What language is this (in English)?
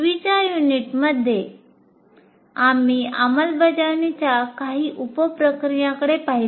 Marathi